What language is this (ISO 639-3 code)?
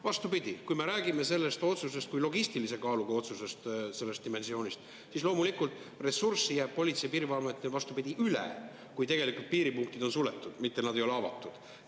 est